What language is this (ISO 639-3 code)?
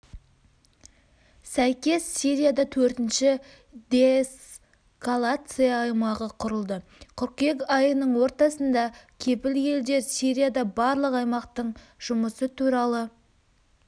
kaz